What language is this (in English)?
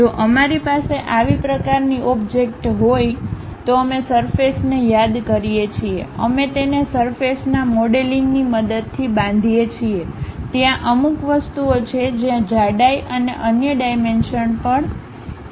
Gujarati